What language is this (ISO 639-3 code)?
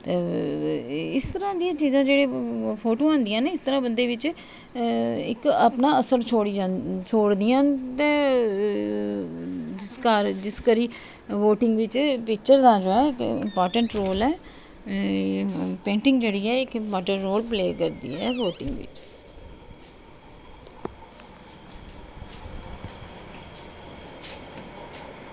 doi